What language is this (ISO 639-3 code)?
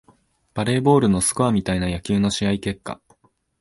jpn